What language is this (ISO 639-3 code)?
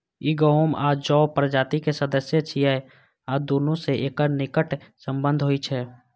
mai